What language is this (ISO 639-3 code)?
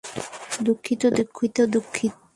ben